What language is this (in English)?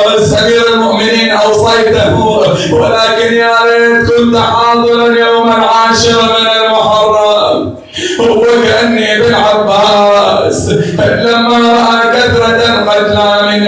Arabic